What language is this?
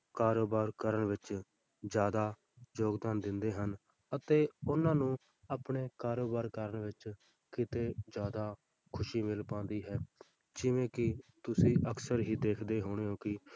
Punjabi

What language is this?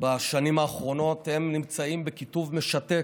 Hebrew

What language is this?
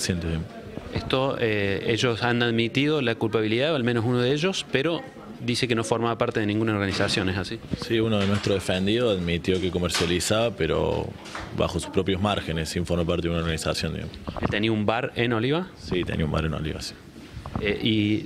Spanish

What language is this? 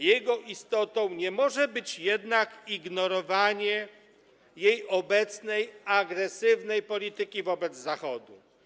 Polish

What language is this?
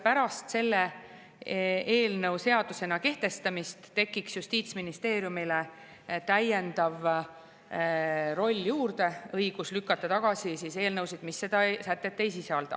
Estonian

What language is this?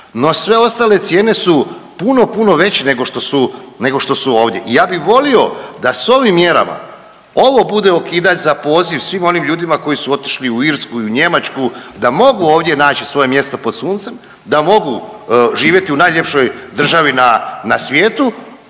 Croatian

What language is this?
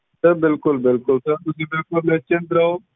Punjabi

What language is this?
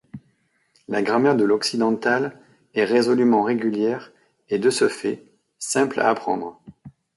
French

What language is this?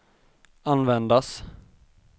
Swedish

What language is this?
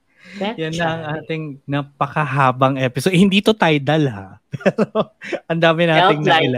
Filipino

